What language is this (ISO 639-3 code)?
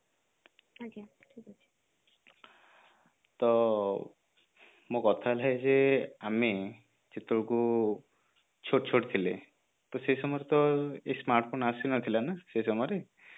ori